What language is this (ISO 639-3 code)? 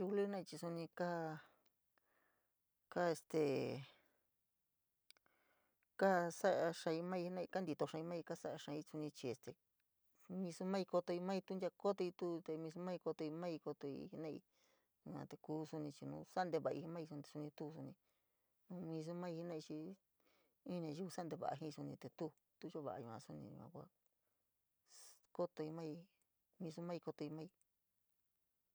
mig